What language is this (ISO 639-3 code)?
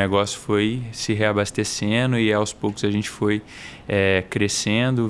por